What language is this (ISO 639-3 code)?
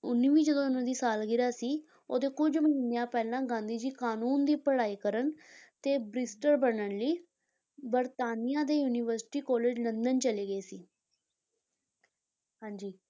pan